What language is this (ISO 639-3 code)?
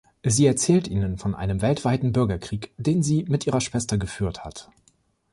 deu